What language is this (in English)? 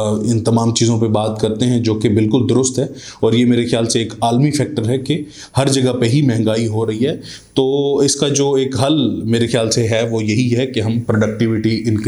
Urdu